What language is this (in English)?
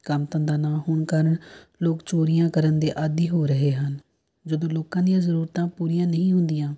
Punjabi